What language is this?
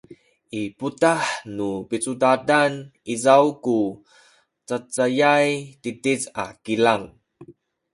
Sakizaya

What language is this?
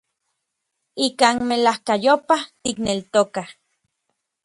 Orizaba Nahuatl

